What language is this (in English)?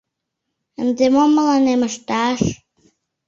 Mari